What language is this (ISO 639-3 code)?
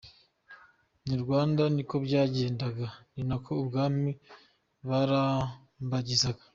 kin